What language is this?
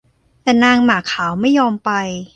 Thai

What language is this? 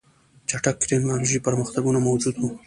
Pashto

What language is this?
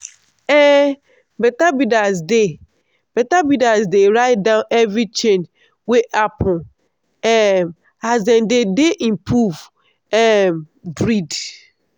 Nigerian Pidgin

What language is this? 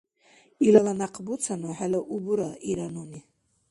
Dargwa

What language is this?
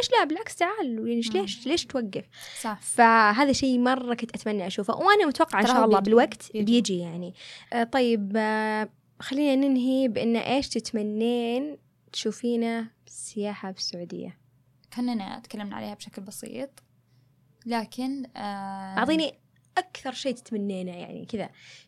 Arabic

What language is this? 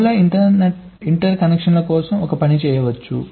Telugu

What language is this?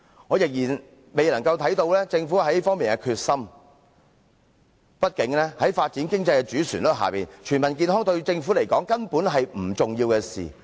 Cantonese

